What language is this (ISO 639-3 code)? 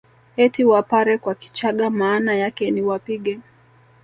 swa